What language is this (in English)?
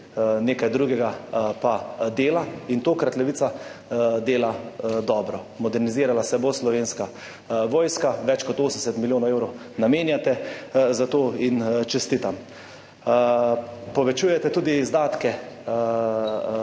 Slovenian